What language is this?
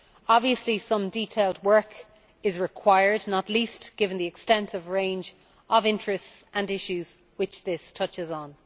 English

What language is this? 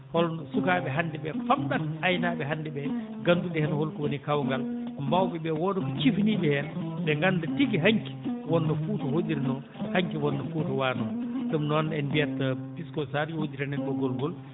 Fula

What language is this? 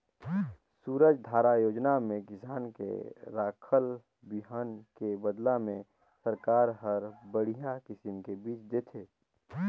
Chhattisgarhi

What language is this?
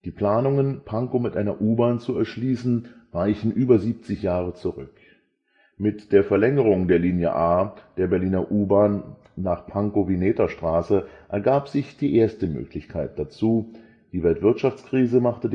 German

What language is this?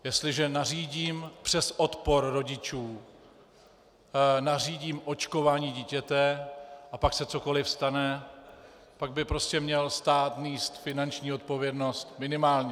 Czech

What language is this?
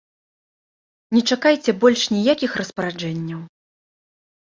Belarusian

